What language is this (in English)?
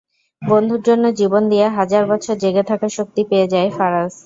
Bangla